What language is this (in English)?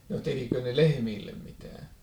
Finnish